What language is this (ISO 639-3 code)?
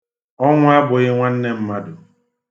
ibo